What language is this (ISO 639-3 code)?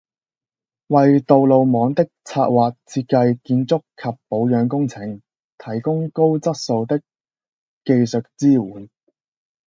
yue